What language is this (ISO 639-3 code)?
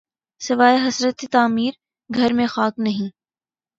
urd